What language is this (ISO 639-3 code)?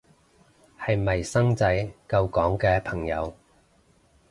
yue